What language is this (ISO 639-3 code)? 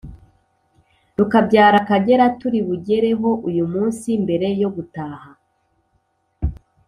kin